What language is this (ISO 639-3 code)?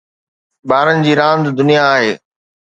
snd